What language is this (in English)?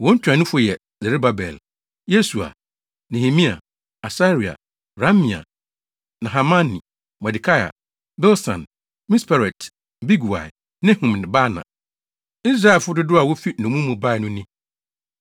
Akan